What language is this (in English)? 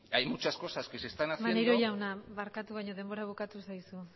Basque